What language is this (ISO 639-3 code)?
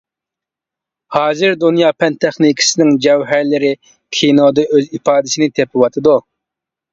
uig